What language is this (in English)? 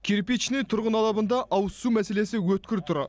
Kazakh